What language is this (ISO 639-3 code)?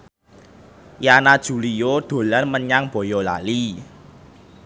jav